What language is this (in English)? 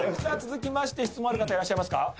Japanese